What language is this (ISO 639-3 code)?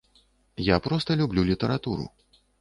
bel